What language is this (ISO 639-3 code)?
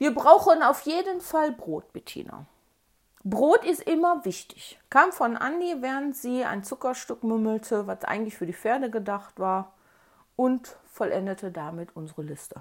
deu